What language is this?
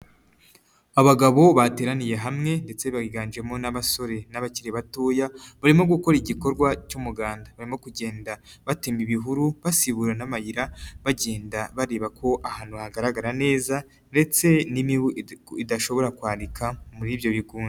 Kinyarwanda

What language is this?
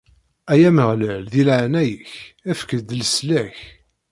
Kabyle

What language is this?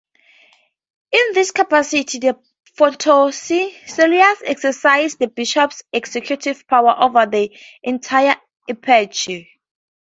English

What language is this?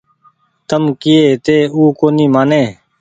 Goaria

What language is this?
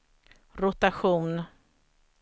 Swedish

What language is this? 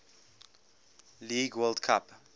English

